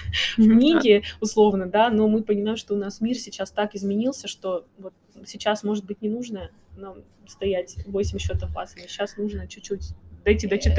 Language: Russian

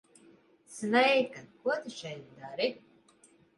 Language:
Latvian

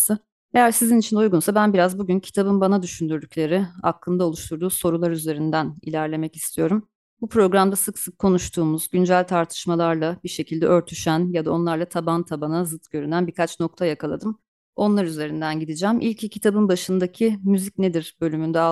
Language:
Turkish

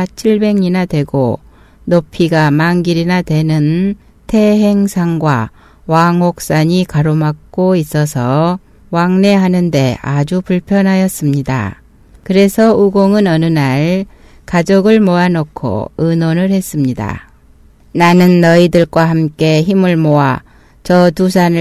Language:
Korean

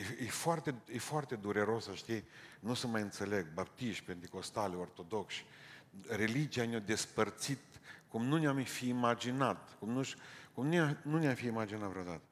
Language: Romanian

